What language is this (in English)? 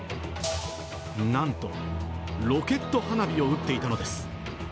Japanese